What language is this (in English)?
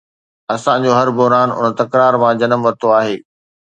Sindhi